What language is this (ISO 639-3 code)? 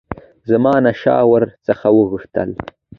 pus